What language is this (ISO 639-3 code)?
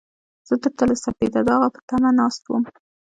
pus